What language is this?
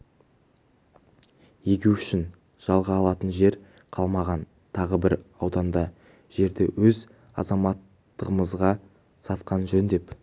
Kazakh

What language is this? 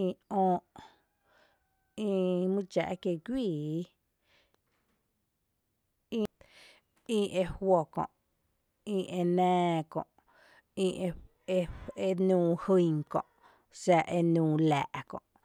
Tepinapa Chinantec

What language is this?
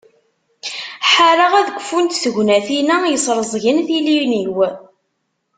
Kabyle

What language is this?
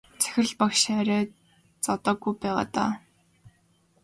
Mongolian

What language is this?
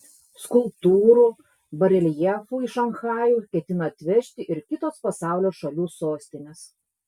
Lithuanian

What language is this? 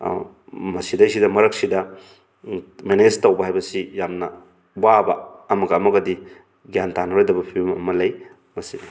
Manipuri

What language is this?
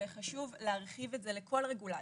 Hebrew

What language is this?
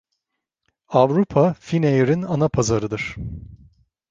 Turkish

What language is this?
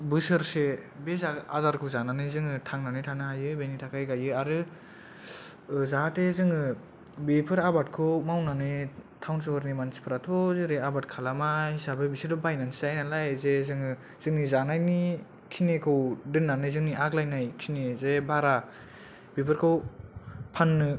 Bodo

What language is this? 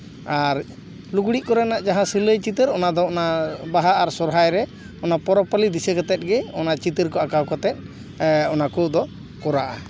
Santali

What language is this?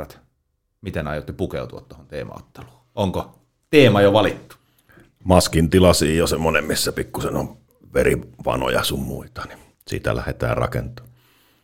Finnish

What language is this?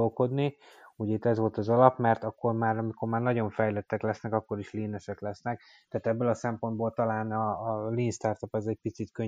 Hungarian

